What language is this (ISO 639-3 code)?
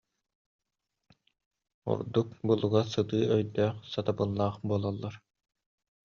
sah